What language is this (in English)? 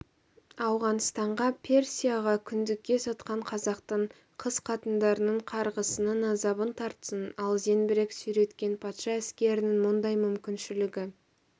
Kazakh